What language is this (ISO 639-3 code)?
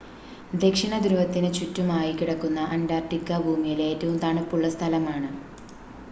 mal